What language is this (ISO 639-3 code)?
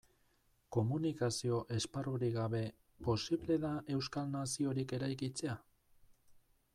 eus